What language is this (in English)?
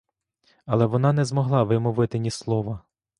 Ukrainian